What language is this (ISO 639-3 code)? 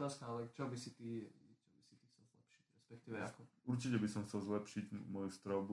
slk